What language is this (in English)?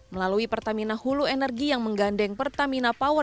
Indonesian